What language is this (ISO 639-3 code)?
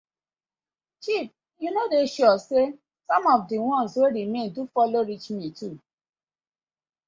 pcm